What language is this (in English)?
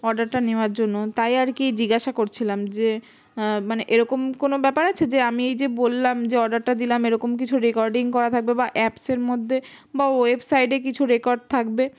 Bangla